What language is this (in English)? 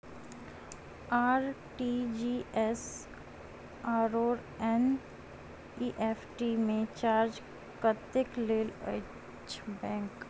Maithili